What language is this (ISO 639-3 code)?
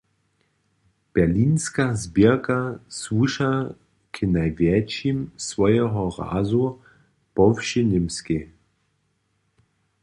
hsb